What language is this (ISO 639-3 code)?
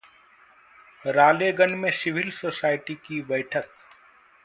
hin